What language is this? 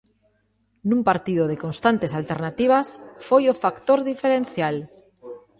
Galician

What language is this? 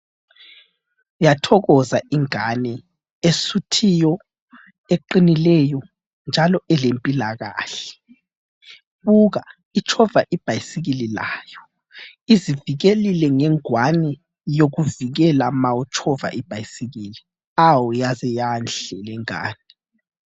North Ndebele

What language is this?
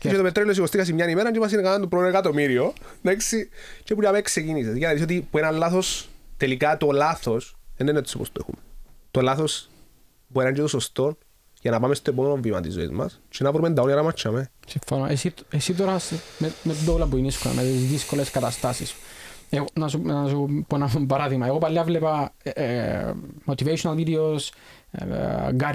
Greek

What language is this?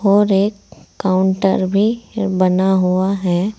Hindi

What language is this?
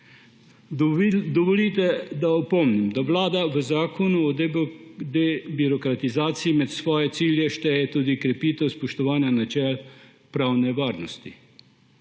Slovenian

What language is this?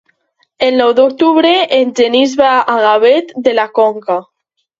Catalan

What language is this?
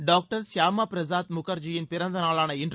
Tamil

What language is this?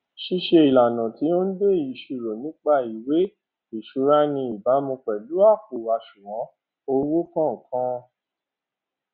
Yoruba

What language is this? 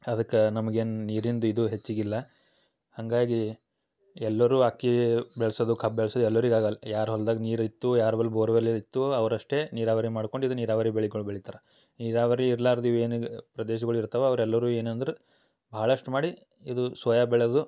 Kannada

